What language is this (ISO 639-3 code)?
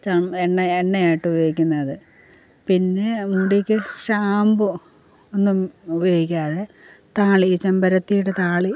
mal